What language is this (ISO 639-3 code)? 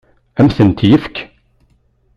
kab